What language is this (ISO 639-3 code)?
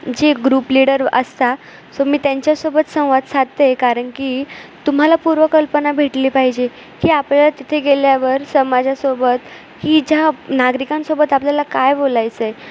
mar